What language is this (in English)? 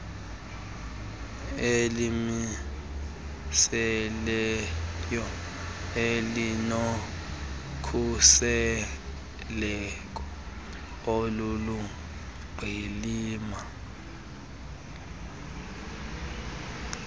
Xhosa